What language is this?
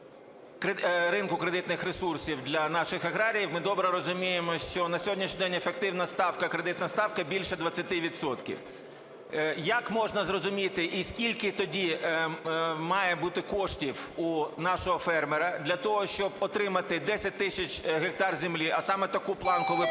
Ukrainian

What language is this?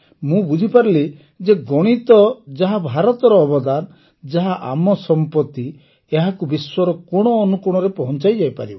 Odia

